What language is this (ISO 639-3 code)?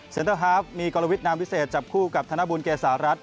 tha